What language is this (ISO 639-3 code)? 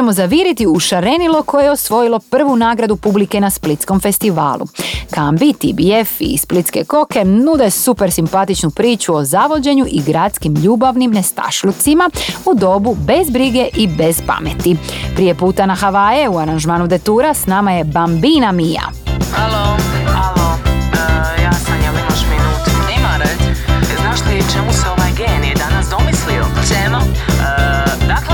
hrv